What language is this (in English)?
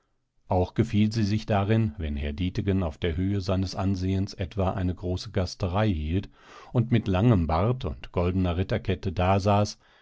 German